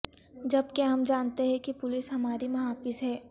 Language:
Urdu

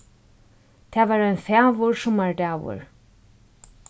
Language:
Faroese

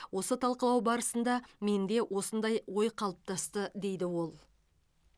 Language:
Kazakh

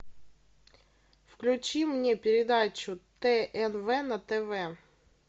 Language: Russian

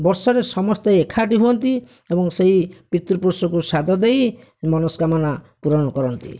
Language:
Odia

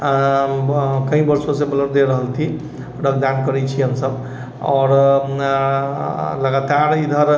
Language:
Maithili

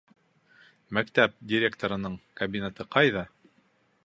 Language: Bashkir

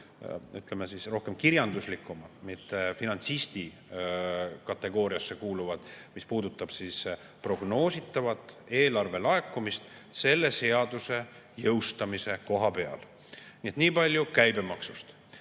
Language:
Estonian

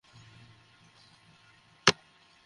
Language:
Bangla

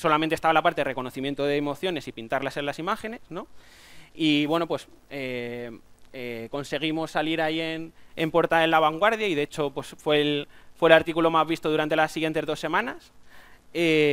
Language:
Spanish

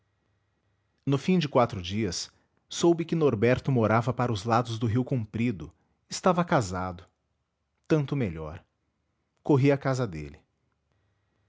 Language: Portuguese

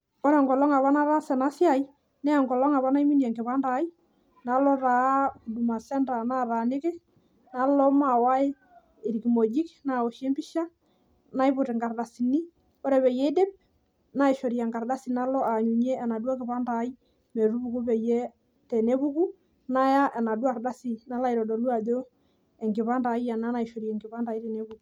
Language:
Masai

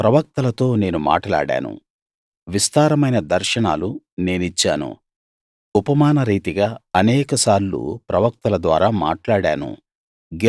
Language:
Telugu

